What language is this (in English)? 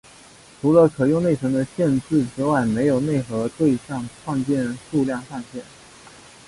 Chinese